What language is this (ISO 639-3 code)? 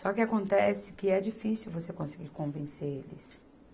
por